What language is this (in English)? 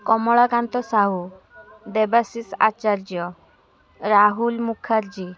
Odia